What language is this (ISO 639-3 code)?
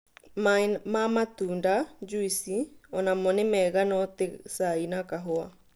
kik